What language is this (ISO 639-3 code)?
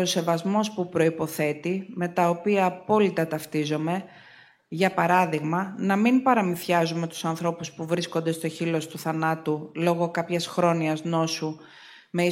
ell